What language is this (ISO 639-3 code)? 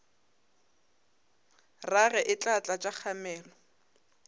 nso